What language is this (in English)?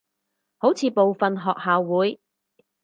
Cantonese